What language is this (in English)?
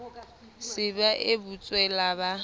Southern Sotho